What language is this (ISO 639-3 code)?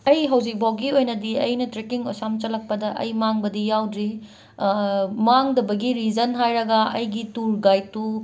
mni